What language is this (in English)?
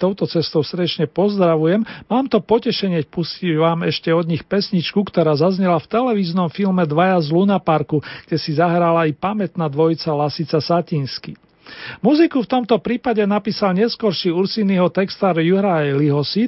Slovak